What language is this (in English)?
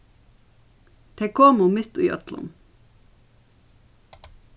Faroese